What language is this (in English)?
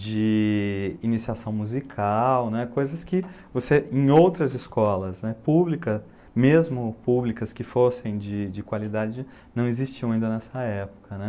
Portuguese